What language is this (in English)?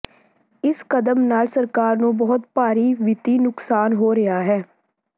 Punjabi